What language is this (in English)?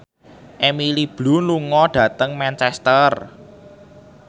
Javanese